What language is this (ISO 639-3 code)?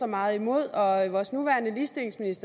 dan